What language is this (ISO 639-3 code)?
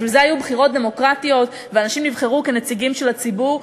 heb